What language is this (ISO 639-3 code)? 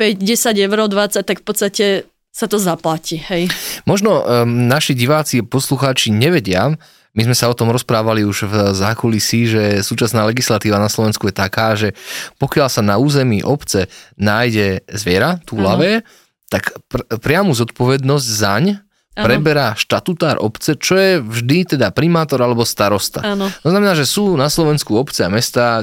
slk